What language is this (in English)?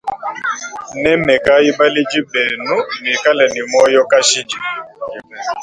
Luba-Lulua